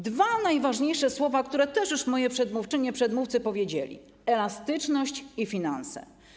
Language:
Polish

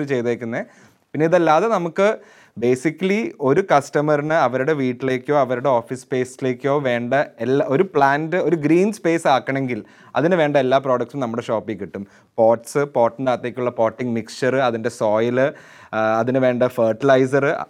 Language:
Malayalam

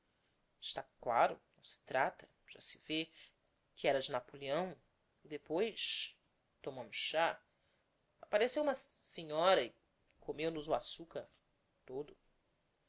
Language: Portuguese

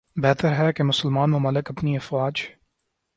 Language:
Urdu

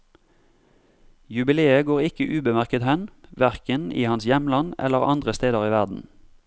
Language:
Norwegian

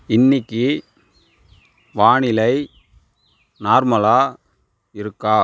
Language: Tamil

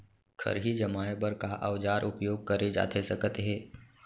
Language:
Chhattisgarhi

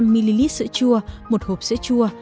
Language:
Vietnamese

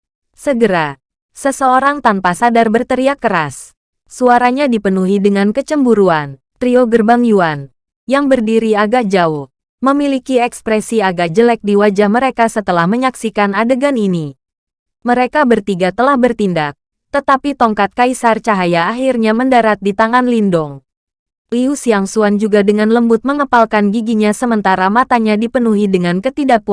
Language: Indonesian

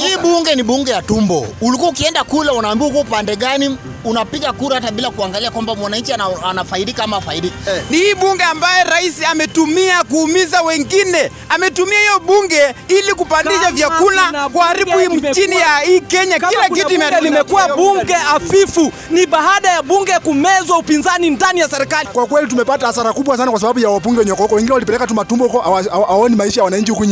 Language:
Swahili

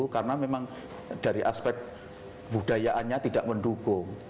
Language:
Indonesian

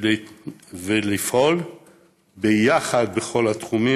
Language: Hebrew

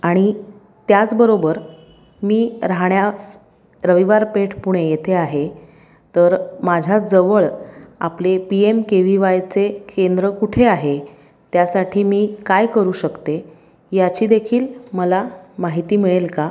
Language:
Marathi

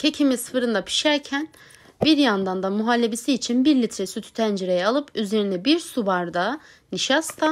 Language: Turkish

